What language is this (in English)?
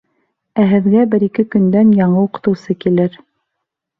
Bashkir